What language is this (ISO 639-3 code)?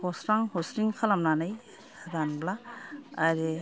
brx